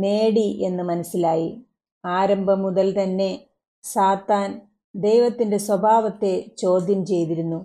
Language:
Malayalam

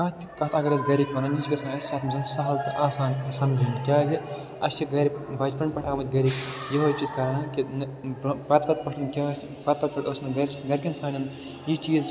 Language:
Kashmiri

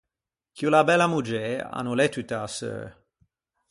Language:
Ligurian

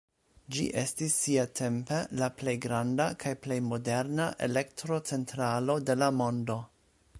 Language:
Esperanto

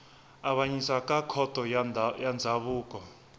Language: Tsonga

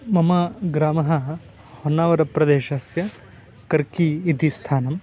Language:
Sanskrit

